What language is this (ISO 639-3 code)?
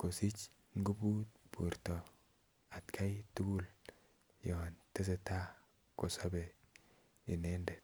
kln